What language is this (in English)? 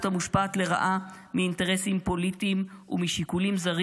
Hebrew